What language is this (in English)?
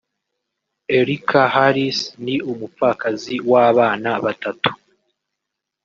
Kinyarwanda